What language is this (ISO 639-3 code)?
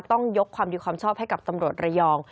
tha